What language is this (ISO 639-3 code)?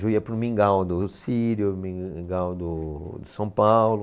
por